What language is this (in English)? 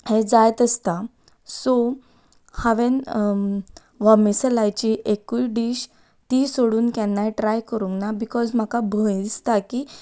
Konkani